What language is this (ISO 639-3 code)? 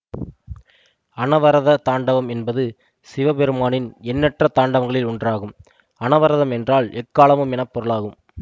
tam